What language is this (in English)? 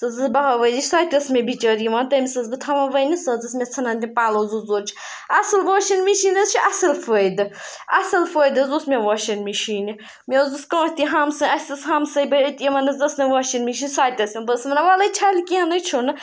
Kashmiri